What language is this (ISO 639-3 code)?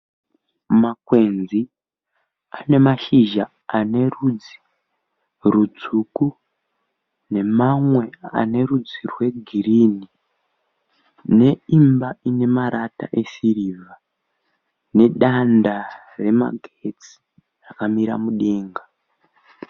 sna